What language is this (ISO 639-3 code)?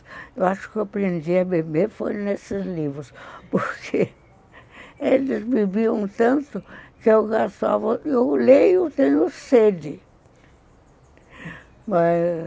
por